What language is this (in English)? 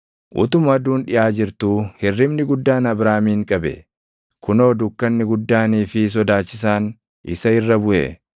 Oromo